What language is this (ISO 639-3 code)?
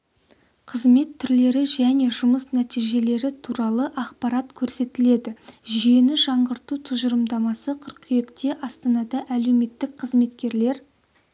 kaz